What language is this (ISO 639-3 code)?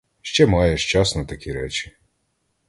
ukr